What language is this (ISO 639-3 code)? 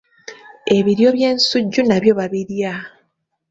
lug